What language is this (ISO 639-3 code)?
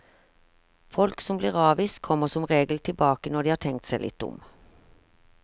nor